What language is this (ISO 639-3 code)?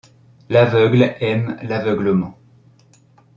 fra